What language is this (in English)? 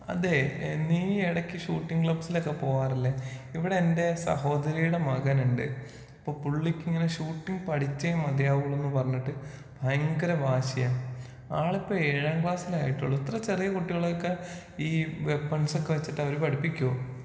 Malayalam